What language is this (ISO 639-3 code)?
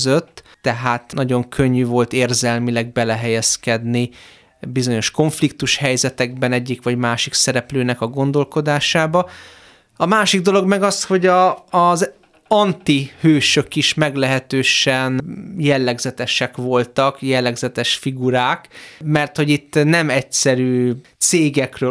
hun